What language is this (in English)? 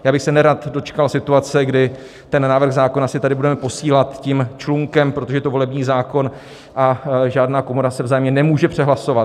Czech